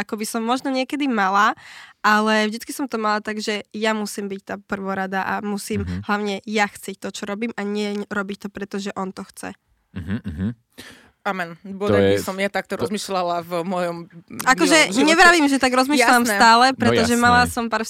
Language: Slovak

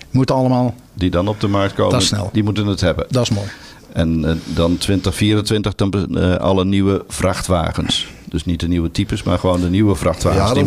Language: Dutch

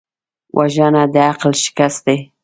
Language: Pashto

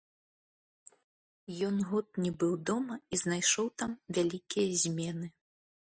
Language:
Belarusian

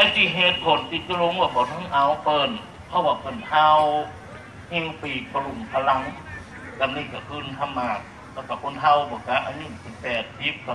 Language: Thai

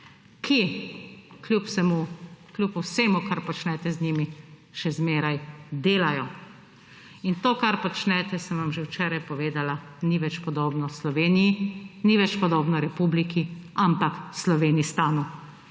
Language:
Slovenian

